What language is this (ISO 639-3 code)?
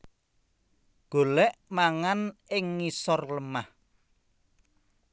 jav